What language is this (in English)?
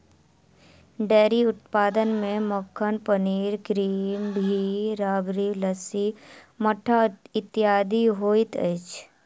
Maithili